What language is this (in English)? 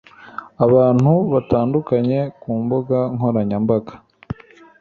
Kinyarwanda